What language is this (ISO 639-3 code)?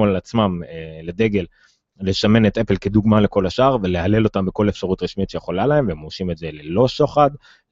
heb